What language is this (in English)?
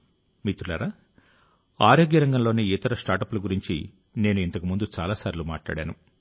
Telugu